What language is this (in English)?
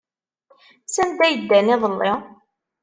Kabyle